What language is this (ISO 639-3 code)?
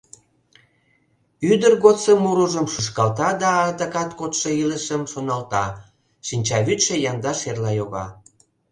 chm